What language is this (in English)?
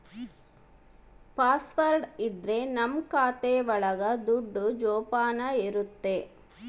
Kannada